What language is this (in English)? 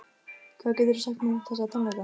Icelandic